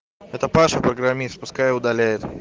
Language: Russian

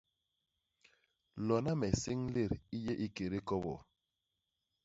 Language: Basaa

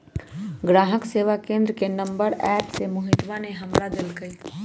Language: Magahi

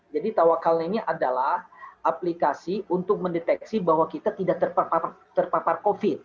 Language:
Indonesian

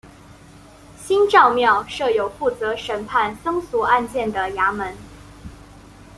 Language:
Chinese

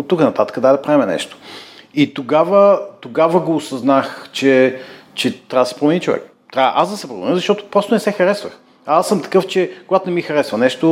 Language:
Bulgarian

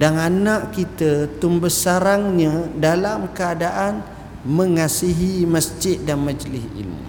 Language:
Malay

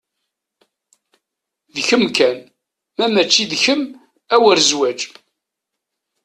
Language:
Kabyle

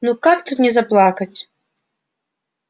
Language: Russian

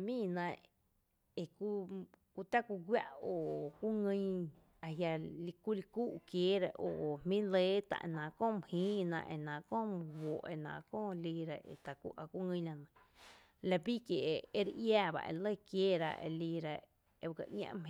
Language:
Tepinapa Chinantec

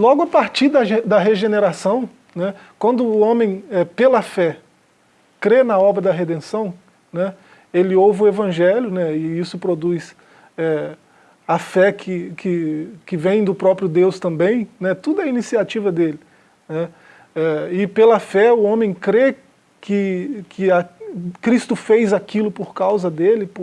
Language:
Portuguese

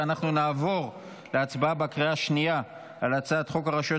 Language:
Hebrew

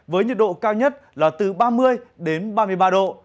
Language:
Vietnamese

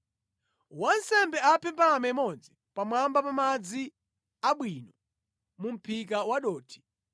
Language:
Nyanja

